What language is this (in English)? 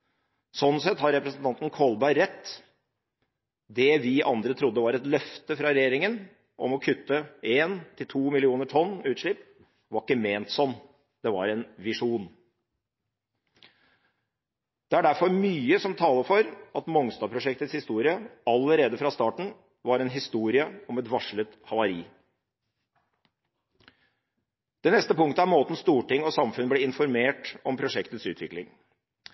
Norwegian Bokmål